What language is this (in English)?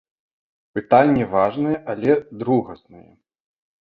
Belarusian